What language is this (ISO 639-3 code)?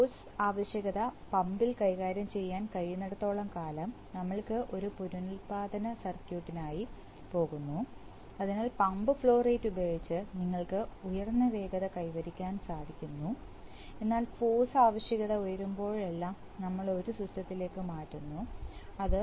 mal